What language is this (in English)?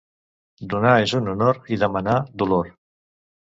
Catalan